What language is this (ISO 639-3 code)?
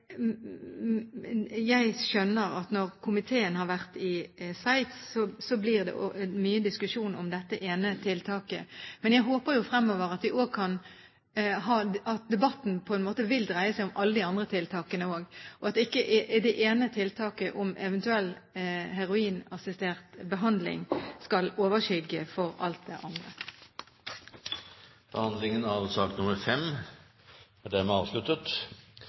nob